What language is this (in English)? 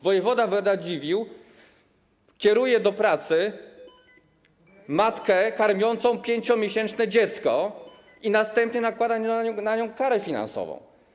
Polish